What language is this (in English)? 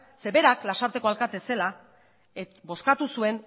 Basque